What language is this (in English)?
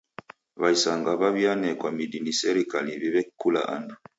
Taita